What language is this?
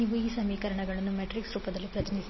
Kannada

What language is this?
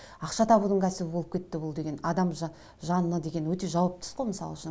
Kazakh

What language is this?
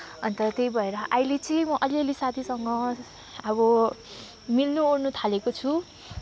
Nepali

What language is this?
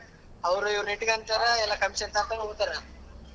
Kannada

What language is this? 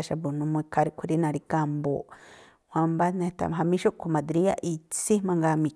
Tlacoapa Me'phaa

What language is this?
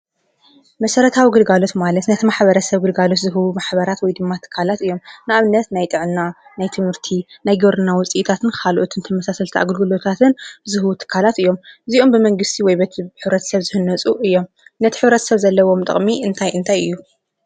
Tigrinya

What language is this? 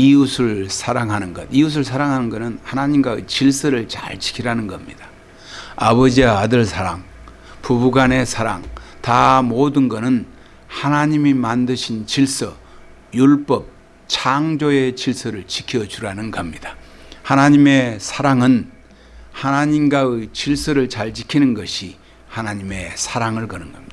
Korean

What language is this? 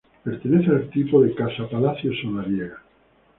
Spanish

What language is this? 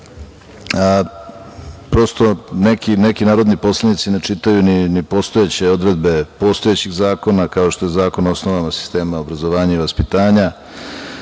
Serbian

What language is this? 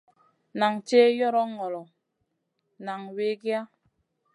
Masana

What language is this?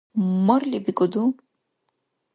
Dargwa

